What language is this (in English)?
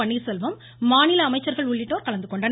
Tamil